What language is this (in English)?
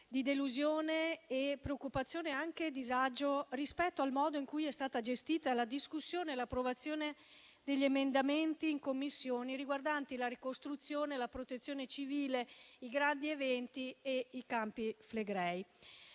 Italian